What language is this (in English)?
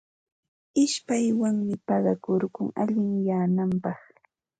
Ambo-Pasco Quechua